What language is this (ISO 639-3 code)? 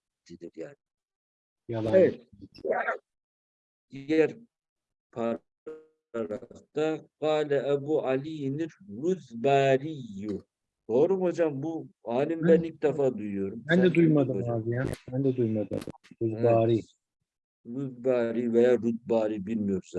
tur